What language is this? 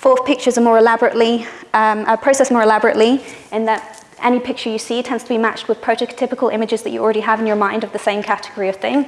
English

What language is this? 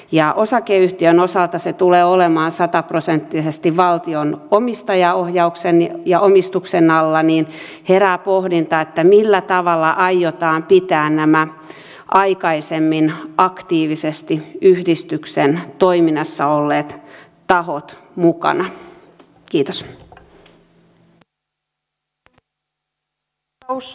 Finnish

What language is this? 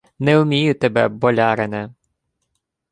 Ukrainian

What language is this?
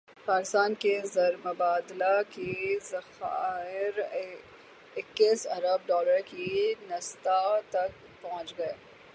Urdu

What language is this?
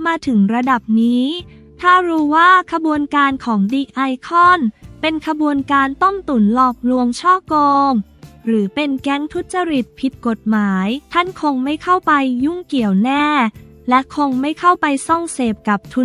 Thai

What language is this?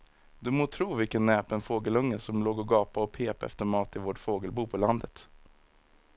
Swedish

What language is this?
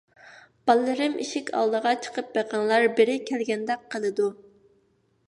Uyghur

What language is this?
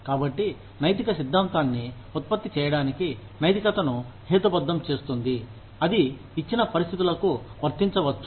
Telugu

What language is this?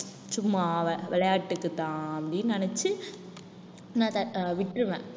Tamil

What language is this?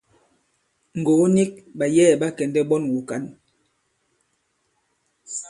Bankon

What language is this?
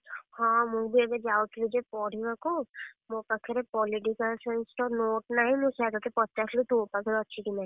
Odia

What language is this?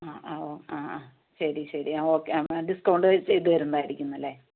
Malayalam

